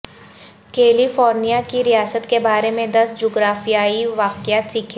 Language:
Urdu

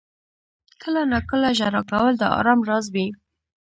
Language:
Pashto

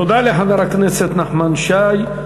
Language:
Hebrew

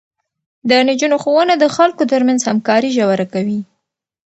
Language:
Pashto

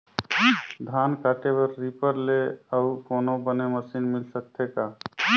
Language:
Chhattisgarhi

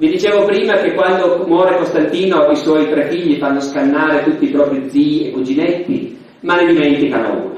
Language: Italian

